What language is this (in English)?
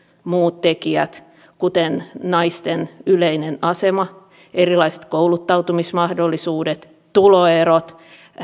Finnish